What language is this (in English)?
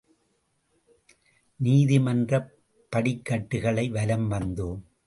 Tamil